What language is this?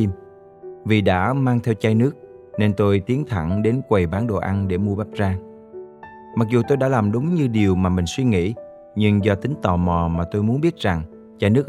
Vietnamese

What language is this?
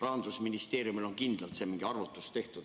Estonian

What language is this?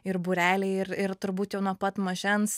Lithuanian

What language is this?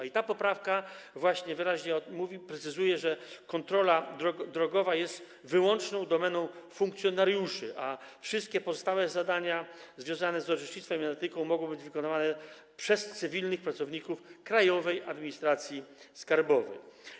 Polish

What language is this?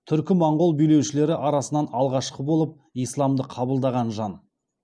Kazakh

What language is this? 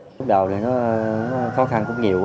Vietnamese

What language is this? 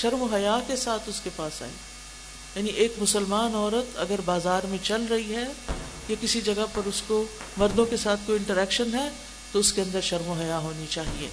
Urdu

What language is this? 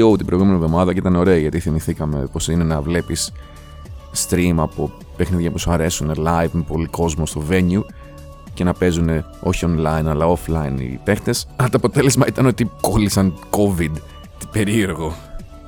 Greek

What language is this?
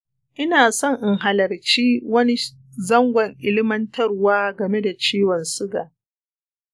Hausa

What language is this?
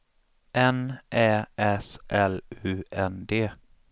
Swedish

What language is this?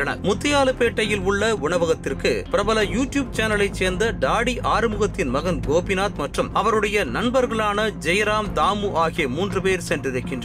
Tamil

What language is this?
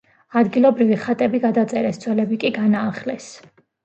Georgian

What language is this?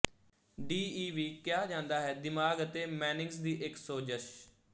Punjabi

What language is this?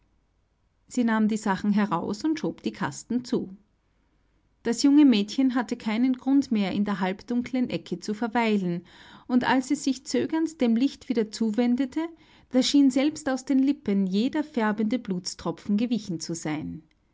German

